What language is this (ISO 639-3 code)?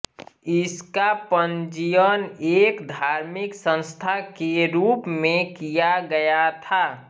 hin